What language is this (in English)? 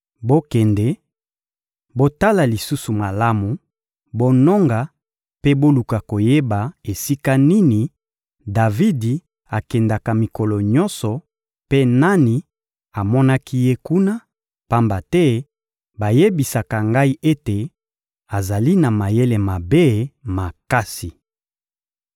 Lingala